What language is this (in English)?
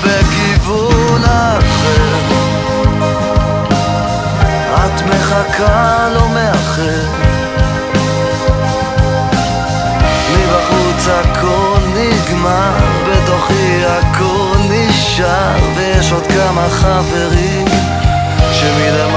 Hebrew